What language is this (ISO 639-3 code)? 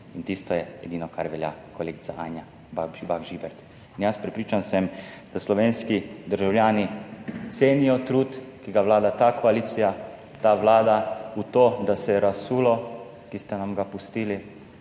slv